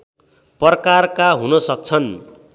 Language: Nepali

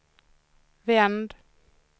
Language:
Swedish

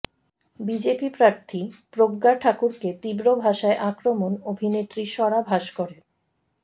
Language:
Bangla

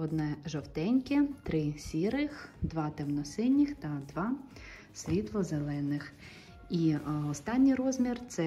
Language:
Ukrainian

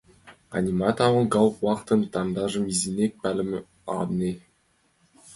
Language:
Mari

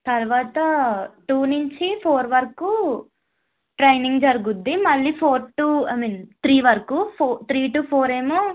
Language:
Telugu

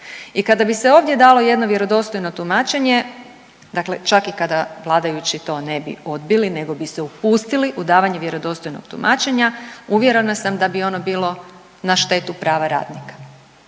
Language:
Croatian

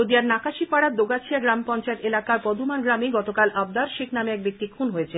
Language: Bangla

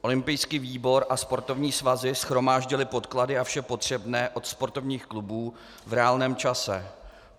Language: Czech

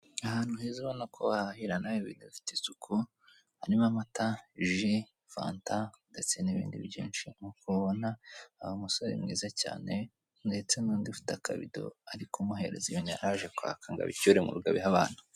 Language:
Kinyarwanda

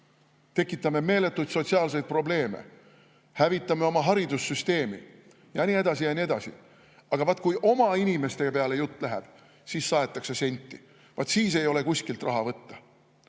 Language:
Estonian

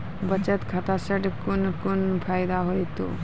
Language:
Maithili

